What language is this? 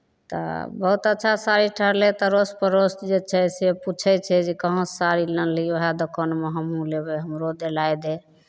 Maithili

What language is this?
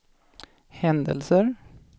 Swedish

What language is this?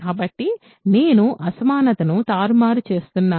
Telugu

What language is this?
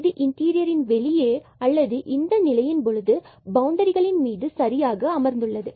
Tamil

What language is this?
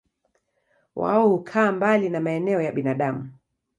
Swahili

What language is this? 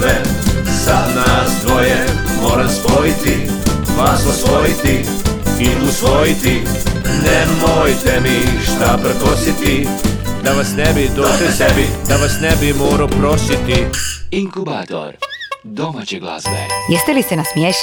Croatian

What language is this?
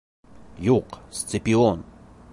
Bashkir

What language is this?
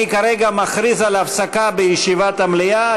Hebrew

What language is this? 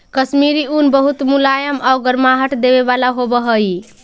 Magahi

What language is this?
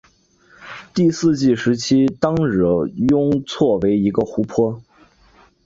Chinese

